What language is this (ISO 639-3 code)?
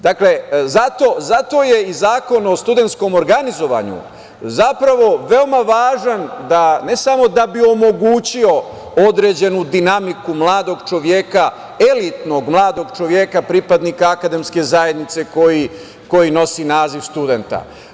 srp